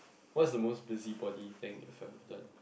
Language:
English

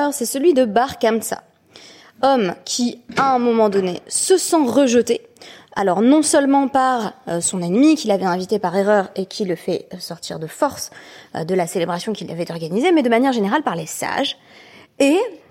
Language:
French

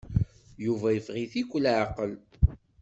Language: Kabyle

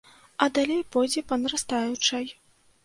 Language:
Belarusian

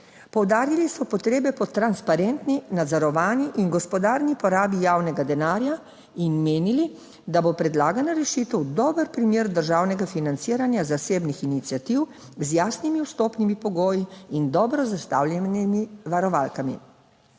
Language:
Slovenian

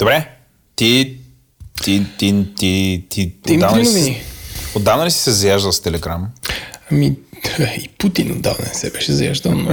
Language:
Bulgarian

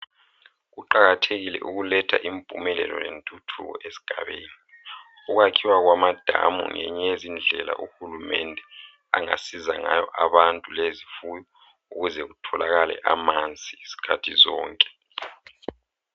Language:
North Ndebele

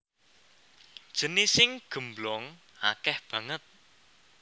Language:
Javanese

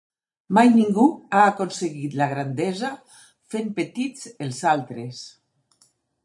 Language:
Catalan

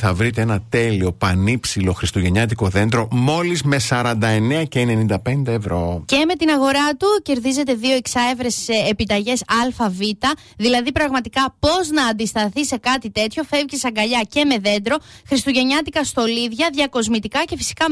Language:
Greek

